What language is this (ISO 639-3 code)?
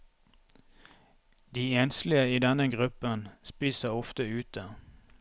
nor